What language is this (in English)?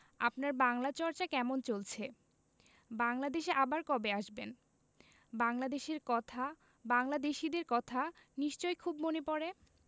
Bangla